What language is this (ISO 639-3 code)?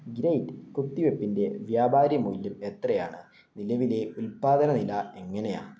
mal